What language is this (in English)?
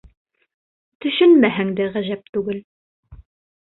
Bashkir